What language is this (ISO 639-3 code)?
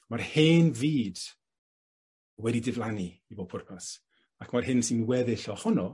cym